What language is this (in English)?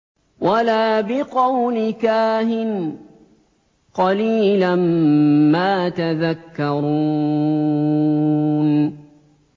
Arabic